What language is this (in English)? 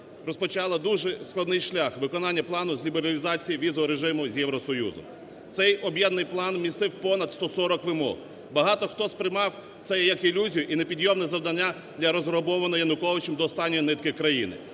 Ukrainian